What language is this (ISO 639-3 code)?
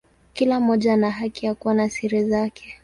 swa